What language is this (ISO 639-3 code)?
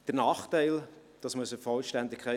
gsw